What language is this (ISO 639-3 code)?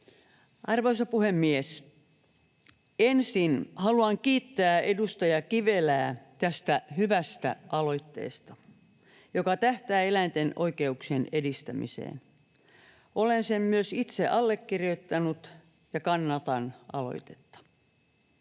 fin